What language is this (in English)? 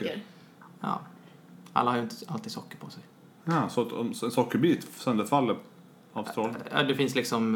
Swedish